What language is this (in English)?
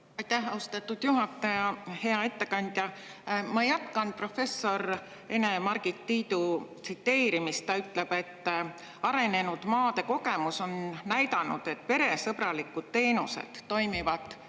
Estonian